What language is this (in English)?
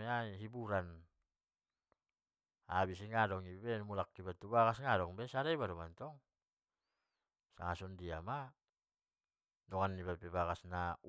Batak Mandailing